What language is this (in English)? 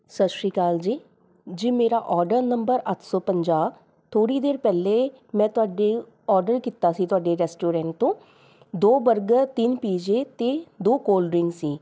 Punjabi